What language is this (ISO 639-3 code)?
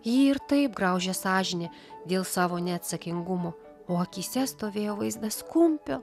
lit